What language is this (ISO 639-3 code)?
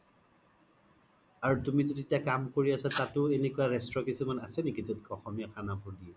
asm